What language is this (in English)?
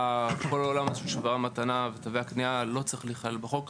Hebrew